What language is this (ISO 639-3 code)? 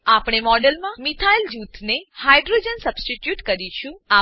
guj